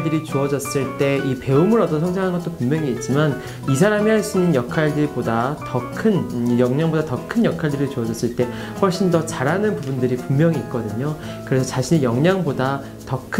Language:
Korean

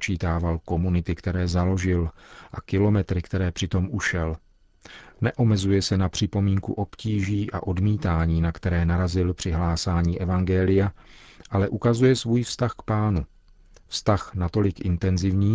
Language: Czech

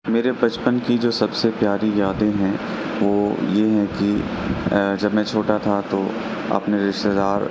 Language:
Urdu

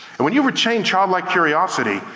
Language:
English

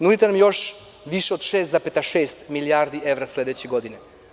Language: Serbian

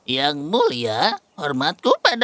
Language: Indonesian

